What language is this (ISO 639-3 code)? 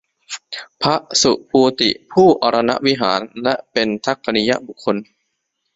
tha